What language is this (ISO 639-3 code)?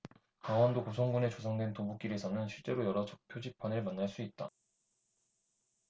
kor